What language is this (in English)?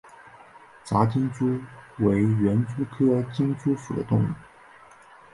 Chinese